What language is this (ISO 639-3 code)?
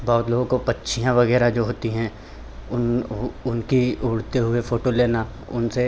hin